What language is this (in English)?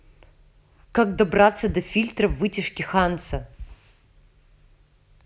Russian